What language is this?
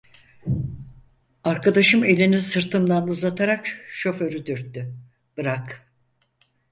Turkish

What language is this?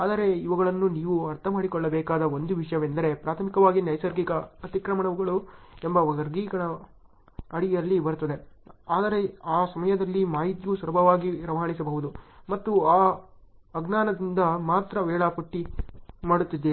Kannada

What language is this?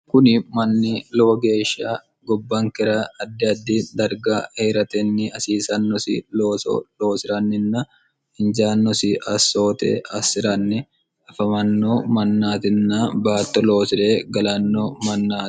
Sidamo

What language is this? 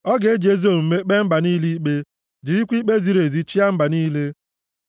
Igbo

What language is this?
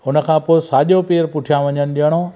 Sindhi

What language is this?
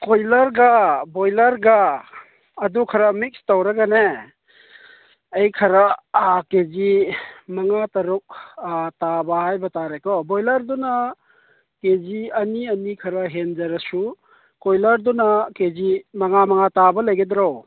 Manipuri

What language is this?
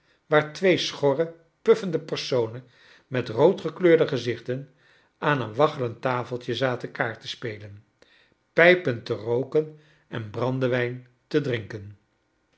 Dutch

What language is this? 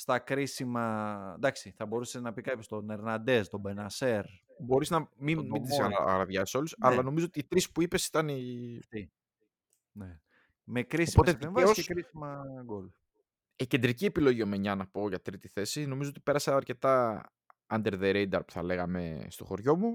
Greek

